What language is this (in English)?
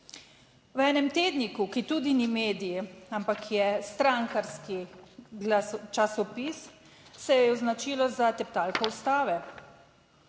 Slovenian